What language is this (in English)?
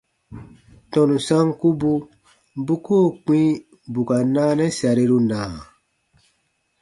Baatonum